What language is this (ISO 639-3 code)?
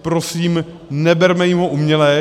ces